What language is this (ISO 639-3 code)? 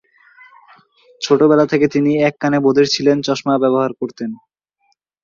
ben